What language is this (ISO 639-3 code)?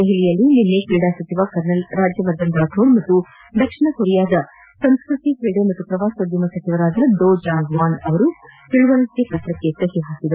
kan